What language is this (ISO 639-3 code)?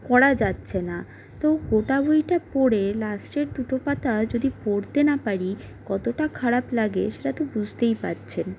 ben